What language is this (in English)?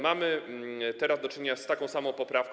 Polish